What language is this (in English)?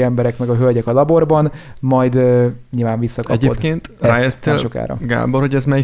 Hungarian